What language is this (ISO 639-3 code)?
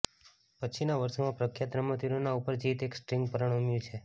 guj